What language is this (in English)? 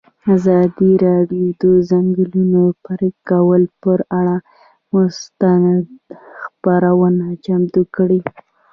Pashto